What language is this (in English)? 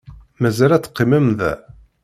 Kabyle